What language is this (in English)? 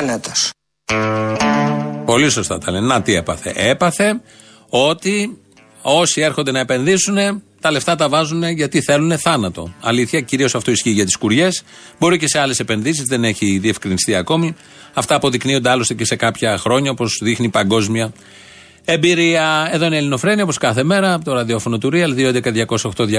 Greek